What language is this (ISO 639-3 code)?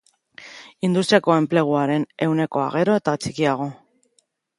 eus